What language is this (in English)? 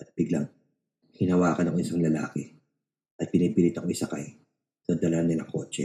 Filipino